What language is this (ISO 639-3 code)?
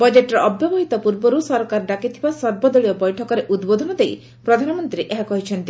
ori